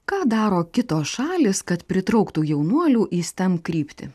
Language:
Lithuanian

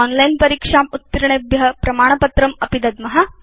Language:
Sanskrit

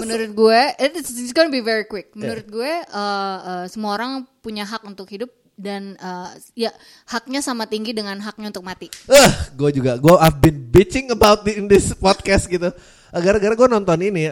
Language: Indonesian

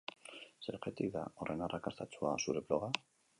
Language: Basque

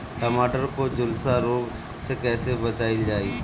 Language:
Bhojpuri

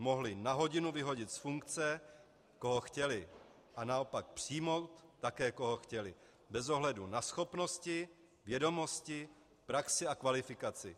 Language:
Czech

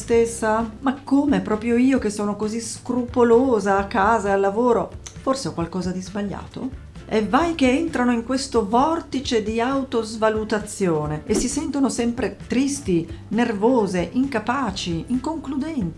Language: Italian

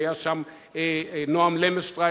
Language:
Hebrew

